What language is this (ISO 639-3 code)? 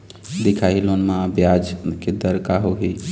hne